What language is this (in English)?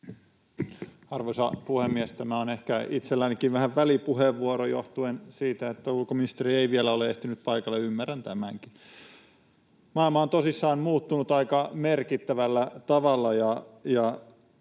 Finnish